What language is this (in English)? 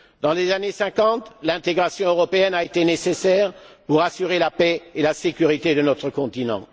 French